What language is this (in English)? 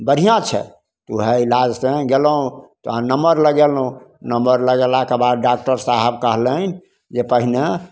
Maithili